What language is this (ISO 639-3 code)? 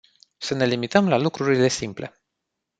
ron